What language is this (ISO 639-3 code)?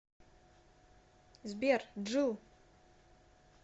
rus